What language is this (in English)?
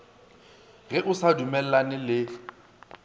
Northern Sotho